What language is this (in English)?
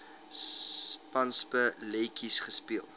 Afrikaans